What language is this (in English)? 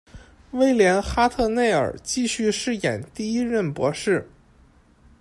Chinese